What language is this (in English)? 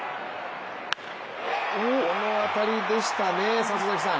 Japanese